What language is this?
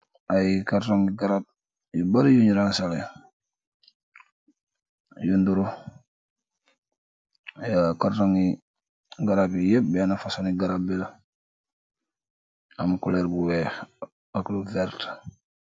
Wolof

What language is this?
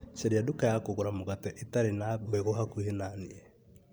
Kikuyu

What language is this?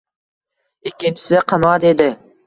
Uzbek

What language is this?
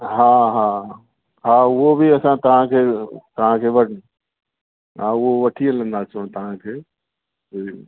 Sindhi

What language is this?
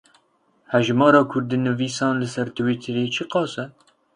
Kurdish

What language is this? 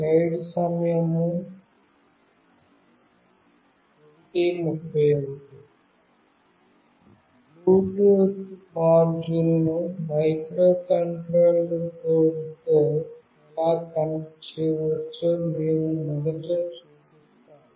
Telugu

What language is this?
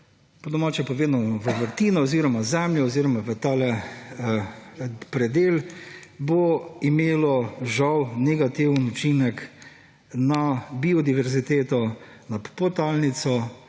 Slovenian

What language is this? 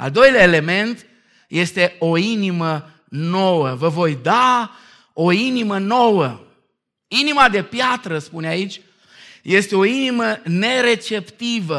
Romanian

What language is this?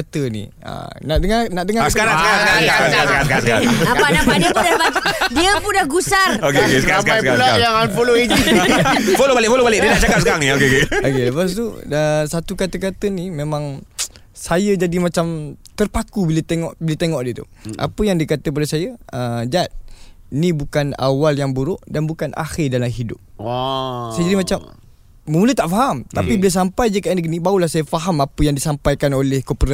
Malay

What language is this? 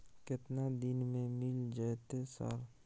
Maithili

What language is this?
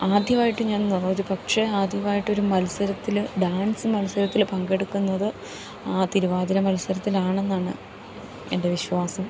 Malayalam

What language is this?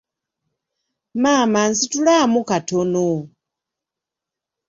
Ganda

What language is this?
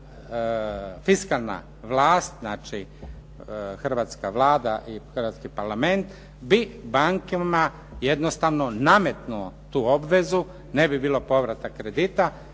Croatian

